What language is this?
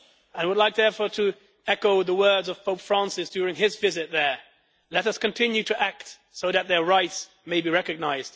English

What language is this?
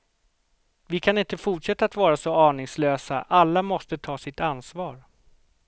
Swedish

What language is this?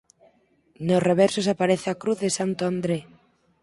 Galician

